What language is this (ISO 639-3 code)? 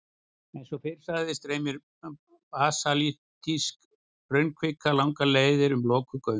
isl